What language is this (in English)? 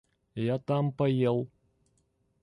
Russian